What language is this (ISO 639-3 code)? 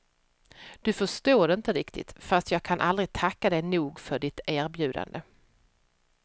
swe